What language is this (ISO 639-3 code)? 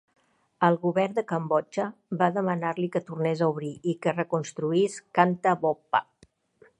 cat